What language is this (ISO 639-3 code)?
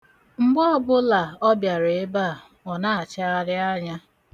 ibo